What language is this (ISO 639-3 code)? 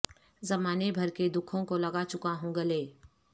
urd